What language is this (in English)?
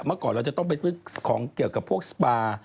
Thai